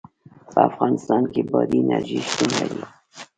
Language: Pashto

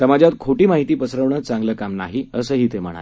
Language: Marathi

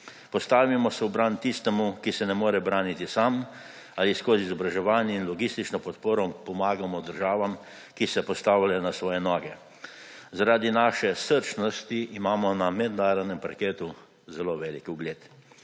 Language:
Slovenian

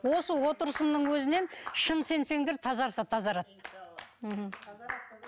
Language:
Kazakh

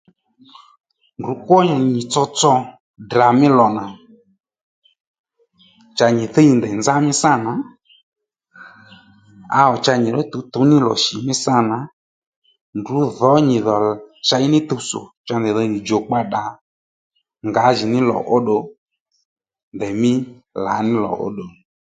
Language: Lendu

